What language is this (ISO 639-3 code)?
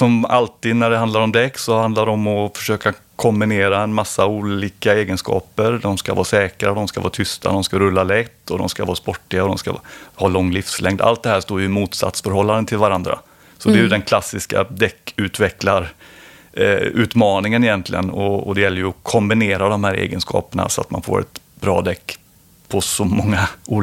swe